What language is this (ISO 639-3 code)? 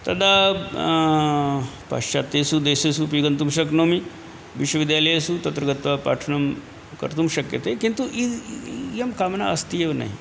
san